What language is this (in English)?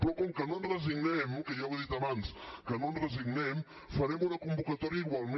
Catalan